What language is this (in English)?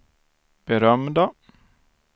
Swedish